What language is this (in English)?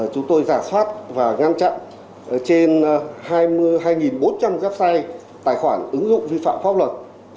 Vietnamese